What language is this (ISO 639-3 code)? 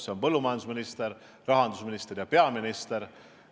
est